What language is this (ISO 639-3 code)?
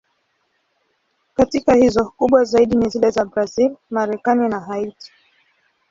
swa